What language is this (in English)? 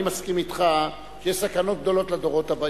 Hebrew